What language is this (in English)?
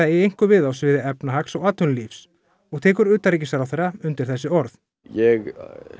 Icelandic